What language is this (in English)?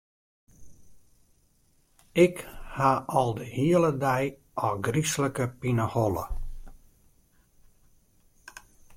Western Frisian